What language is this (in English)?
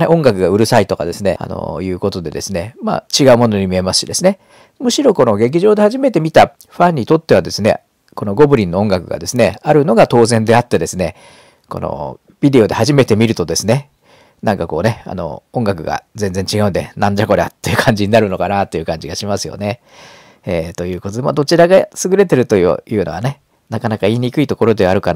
Japanese